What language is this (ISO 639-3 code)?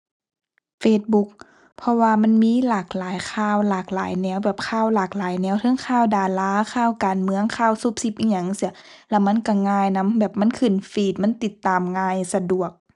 tha